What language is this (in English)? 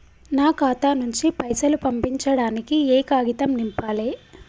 Telugu